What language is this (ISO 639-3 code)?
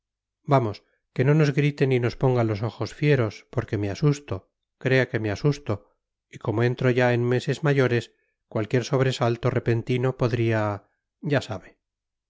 spa